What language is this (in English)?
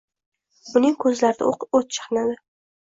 Uzbek